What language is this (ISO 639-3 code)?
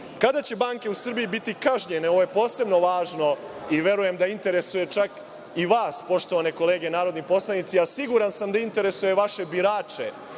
srp